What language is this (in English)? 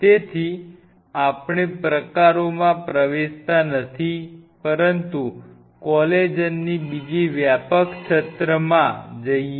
Gujarati